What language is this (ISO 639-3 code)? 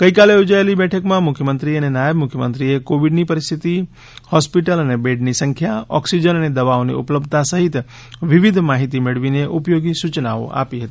guj